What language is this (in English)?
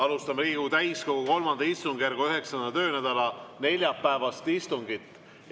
Estonian